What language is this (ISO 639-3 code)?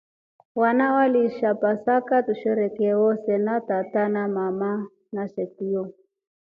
rof